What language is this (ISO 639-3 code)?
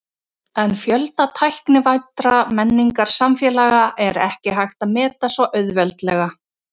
isl